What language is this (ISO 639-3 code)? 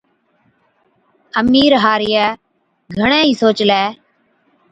odk